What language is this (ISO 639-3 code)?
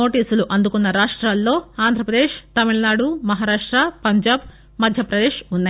tel